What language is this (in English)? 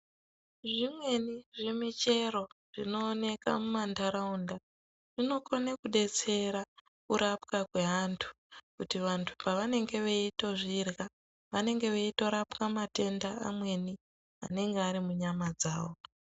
Ndau